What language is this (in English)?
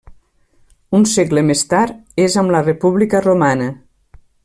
Catalan